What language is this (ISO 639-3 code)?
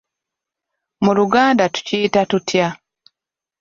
lug